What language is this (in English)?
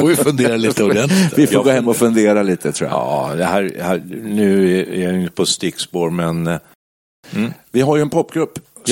Swedish